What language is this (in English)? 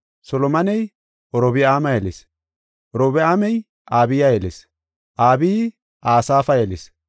Gofa